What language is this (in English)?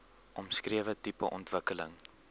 Afrikaans